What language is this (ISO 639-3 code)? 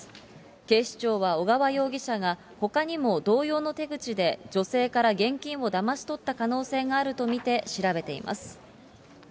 jpn